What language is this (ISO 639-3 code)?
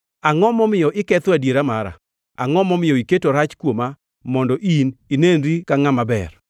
luo